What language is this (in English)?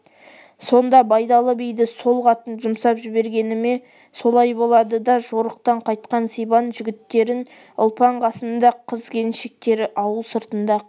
Kazakh